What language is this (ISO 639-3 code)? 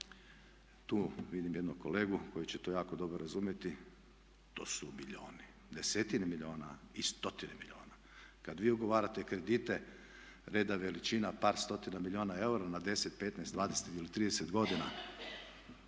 hrv